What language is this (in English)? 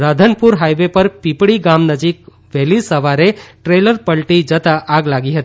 Gujarati